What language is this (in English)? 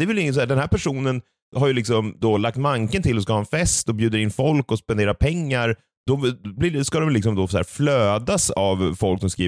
Swedish